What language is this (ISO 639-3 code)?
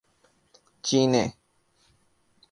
urd